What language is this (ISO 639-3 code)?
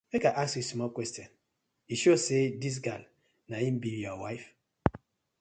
pcm